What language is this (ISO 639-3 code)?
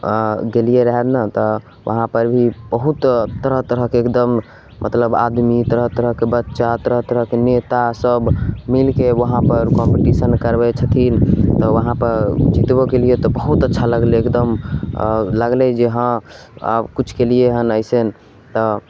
mai